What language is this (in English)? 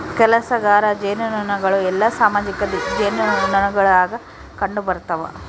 Kannada